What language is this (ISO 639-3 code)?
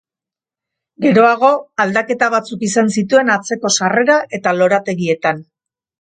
eus